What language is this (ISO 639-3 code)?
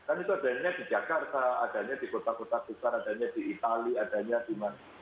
ind